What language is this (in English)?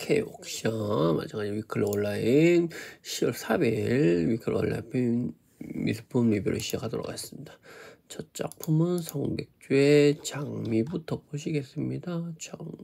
Korean